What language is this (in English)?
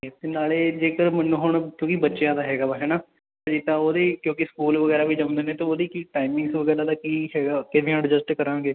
Punjabi